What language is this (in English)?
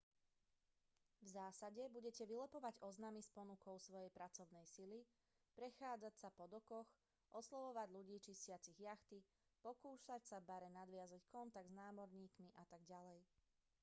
Slovak